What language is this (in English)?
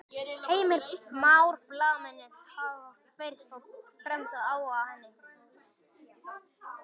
Icelandic